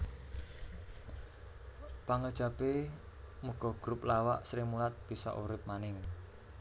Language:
Javanese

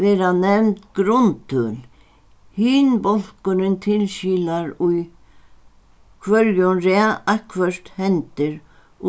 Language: Faroese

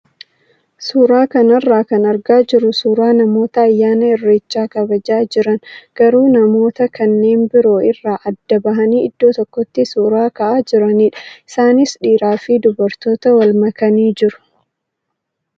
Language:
Oromo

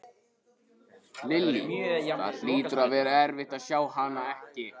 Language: Icelandic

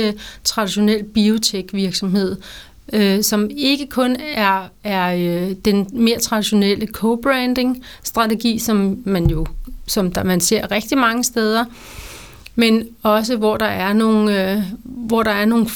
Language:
Danish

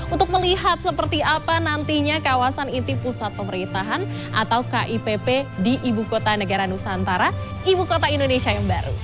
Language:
Indonesian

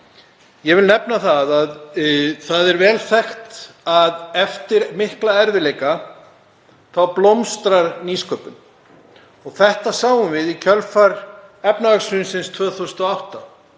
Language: Icelandic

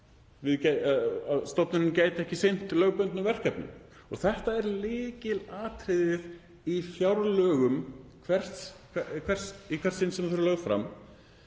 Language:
Icelandic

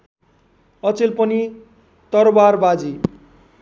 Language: Nepali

